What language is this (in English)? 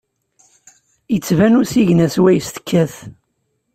Kabyle